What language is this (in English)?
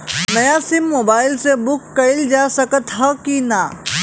Bhojpuri